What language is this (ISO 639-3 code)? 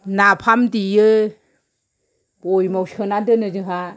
brx